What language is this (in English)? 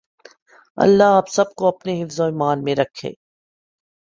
Urdu